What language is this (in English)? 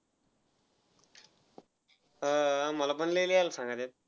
Marathi